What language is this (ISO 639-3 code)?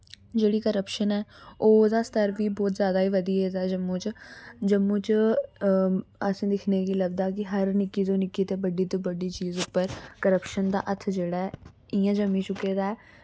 doi